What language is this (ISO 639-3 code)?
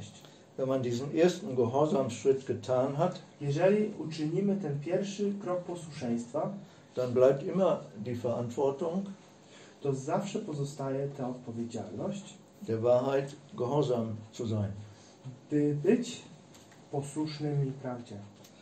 pol